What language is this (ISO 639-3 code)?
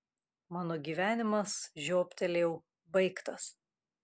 lit